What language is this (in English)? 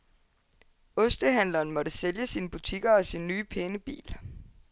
Danish